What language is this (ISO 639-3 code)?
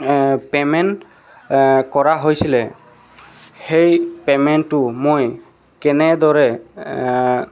asm